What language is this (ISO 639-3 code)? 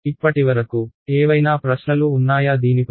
tel